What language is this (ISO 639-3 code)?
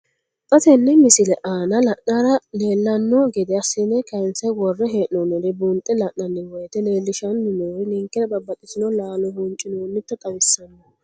sid